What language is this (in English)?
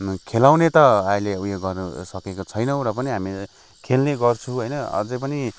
Nepali